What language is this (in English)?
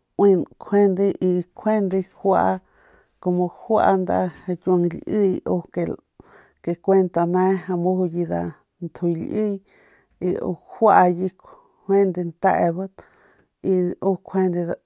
Northern Pame